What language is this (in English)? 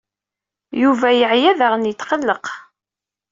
Kabyle